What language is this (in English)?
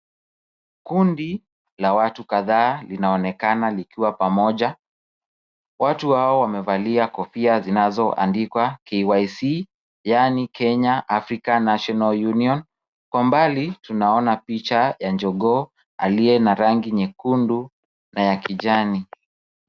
Swahili